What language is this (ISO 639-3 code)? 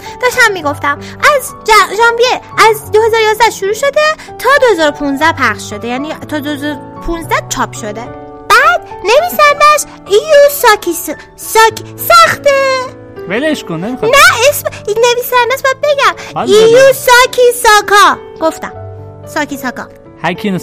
fas